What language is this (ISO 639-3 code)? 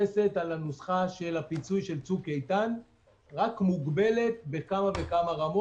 heb